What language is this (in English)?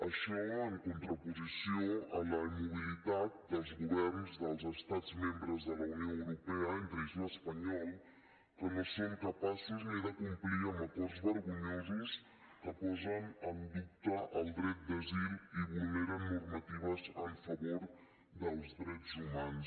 Catalan